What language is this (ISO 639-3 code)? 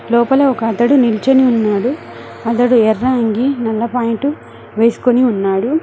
tel